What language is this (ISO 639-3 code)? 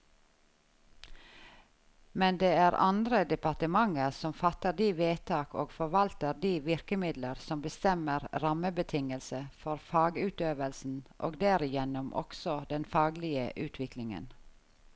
nor